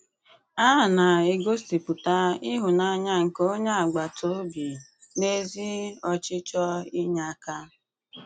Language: Igbo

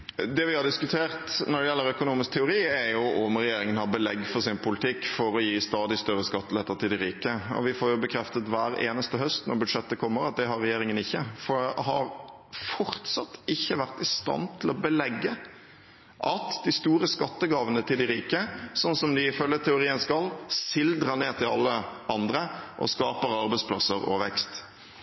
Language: Norwegian Bokmål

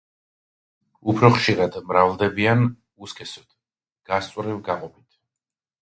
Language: Georgian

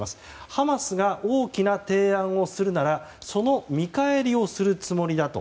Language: Japanese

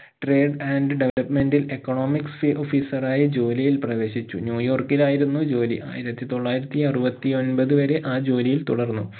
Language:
Malayalam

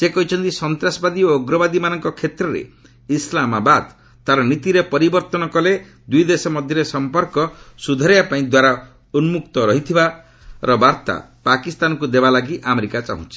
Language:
Odia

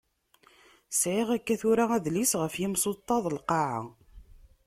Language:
Kabyle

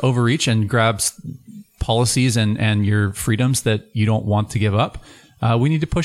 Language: English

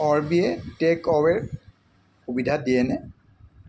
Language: Assamese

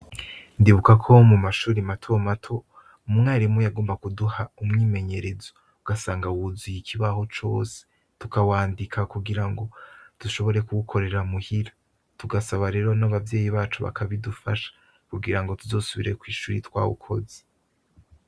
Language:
Rundi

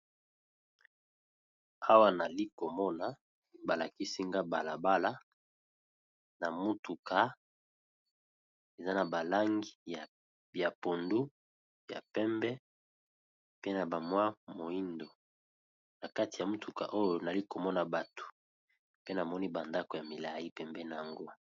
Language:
Lingala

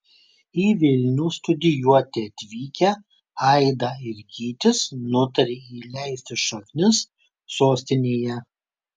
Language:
Lithuanian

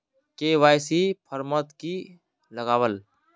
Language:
Magahi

